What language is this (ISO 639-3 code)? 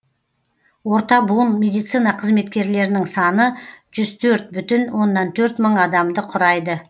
kaz